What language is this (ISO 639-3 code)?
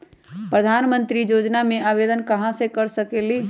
mag